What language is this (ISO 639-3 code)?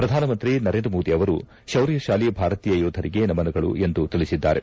kan